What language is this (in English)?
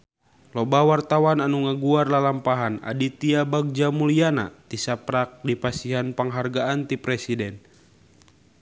Sundanese